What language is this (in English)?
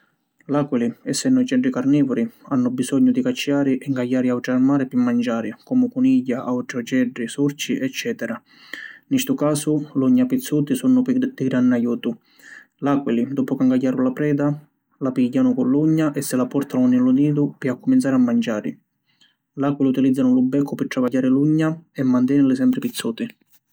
Sicilian